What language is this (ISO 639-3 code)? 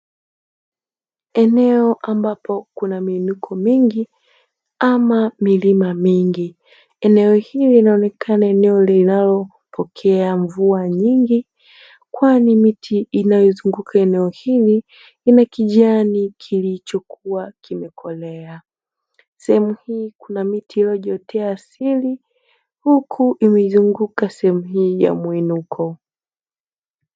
swa